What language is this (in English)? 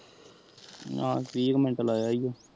Punjabi